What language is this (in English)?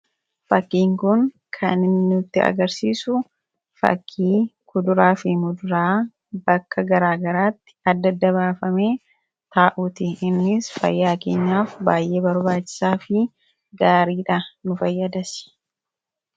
Oromo